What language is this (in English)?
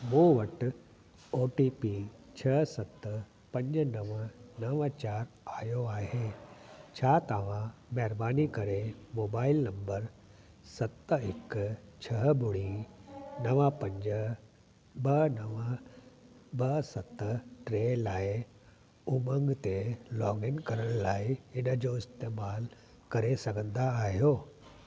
Sindhi